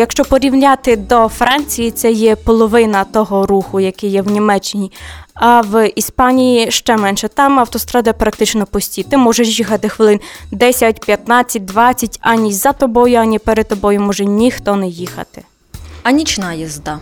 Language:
Ukrainian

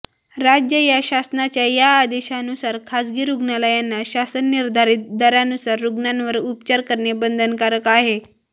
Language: Marathi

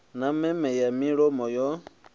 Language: Venda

